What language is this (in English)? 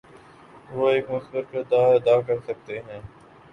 Urdu